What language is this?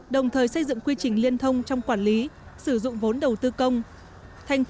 Vietnamese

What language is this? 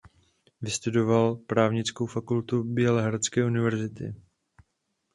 Czech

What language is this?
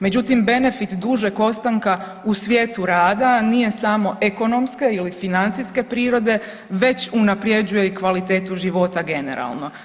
Croatian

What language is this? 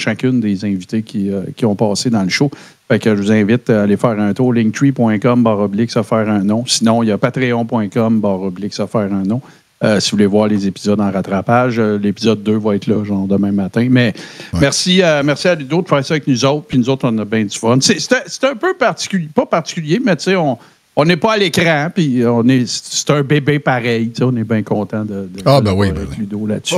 French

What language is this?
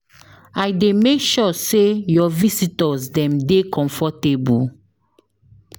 Nigerian Pidgin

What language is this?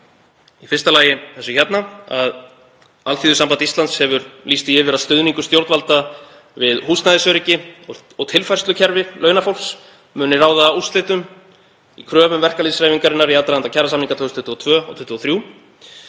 Icelandic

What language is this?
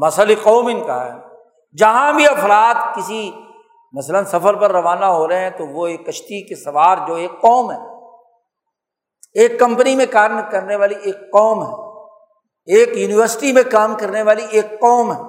Urdu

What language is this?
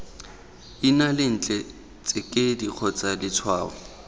Tswana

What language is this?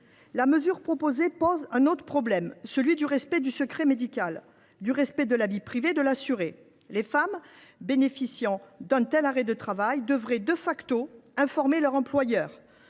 French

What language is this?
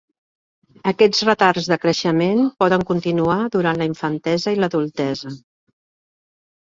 Catalan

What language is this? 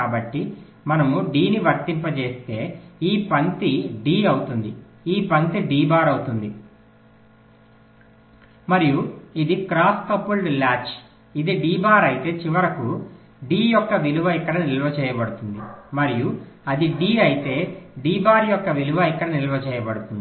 Telugu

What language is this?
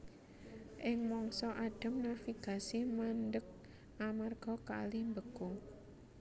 Javanese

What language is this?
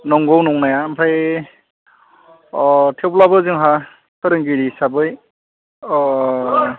Bodo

